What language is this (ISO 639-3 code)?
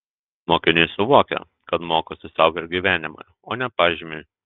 lit